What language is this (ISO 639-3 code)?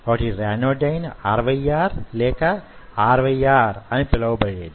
tel